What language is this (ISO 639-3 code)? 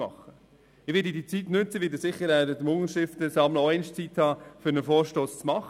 gsw